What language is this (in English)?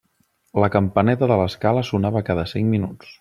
Catalan